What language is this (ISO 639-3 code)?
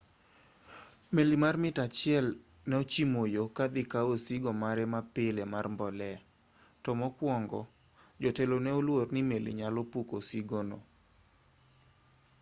luo